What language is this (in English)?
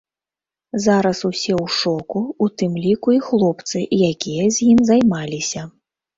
Belarusian